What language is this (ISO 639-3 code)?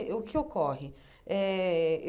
por